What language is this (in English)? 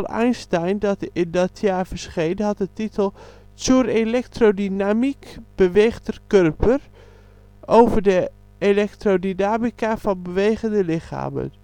Dutch